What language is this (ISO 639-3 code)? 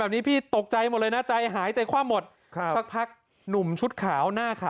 tha